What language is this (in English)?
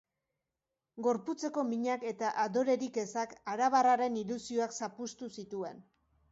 Basque